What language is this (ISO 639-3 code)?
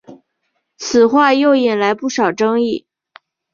zho